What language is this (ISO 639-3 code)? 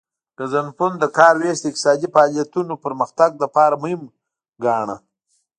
pus